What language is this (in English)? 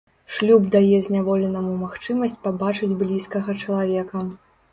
Belarusian